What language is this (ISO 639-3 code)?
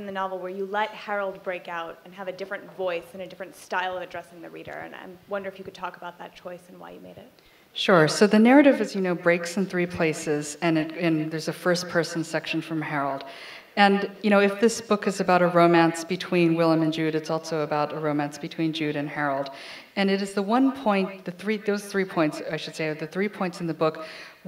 eng